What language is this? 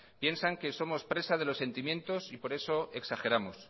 Spanish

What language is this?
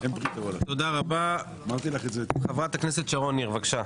Hebrew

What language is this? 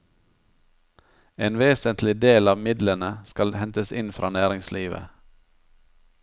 Norwegian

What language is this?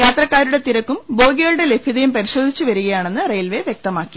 Malayalam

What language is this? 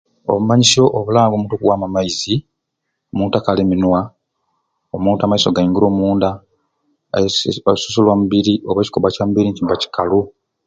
Ruuli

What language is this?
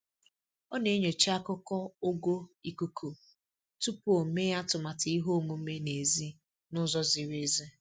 Igbo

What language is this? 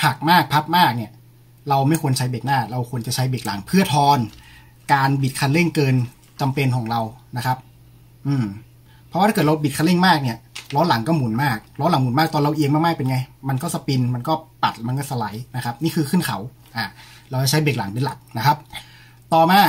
Thai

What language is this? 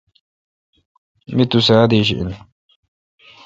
Kalkoti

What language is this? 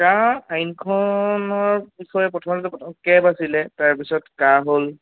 Assamese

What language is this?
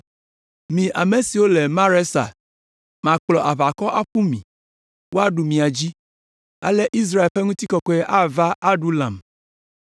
Ewe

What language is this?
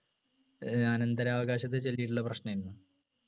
Malayalam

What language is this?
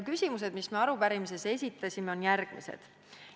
Estonian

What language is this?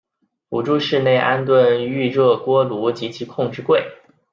Chinese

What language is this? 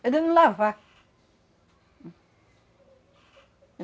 Portuguese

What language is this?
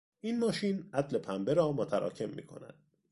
Persian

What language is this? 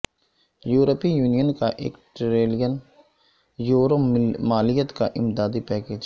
Urdu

